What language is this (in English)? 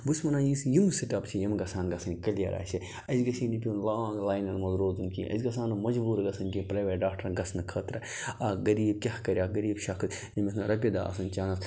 Kashmiri